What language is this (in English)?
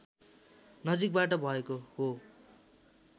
Nepali